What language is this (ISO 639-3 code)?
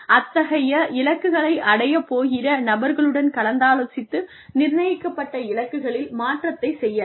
tam